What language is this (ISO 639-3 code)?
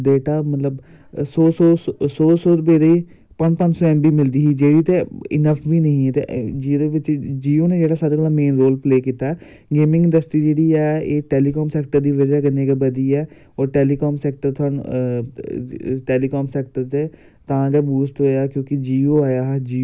doi